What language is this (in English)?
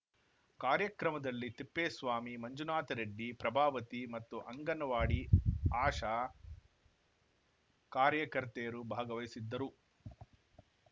Kannada